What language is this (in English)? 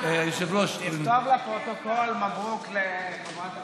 Hebrew